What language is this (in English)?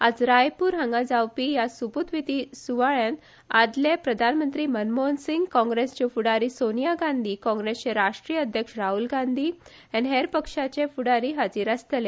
Konkani